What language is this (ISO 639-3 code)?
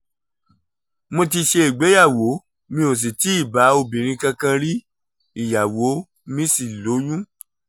yor